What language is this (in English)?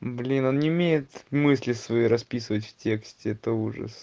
Russian